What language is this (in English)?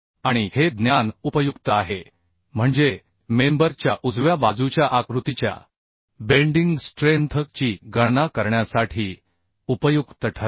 Marathi